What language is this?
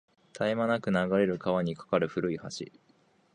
Japanese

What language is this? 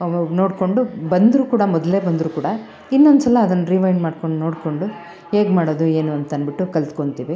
Kannada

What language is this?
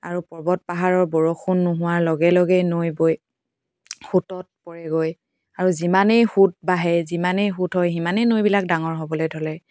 Assamese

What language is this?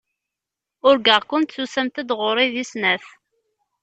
Kabyle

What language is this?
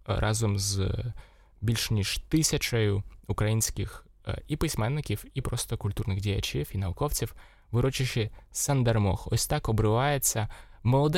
Ukrainian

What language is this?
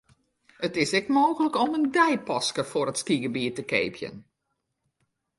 Western Frisian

